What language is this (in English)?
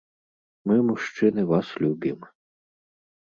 Belarusian